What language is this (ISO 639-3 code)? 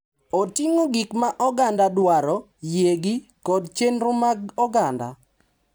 luo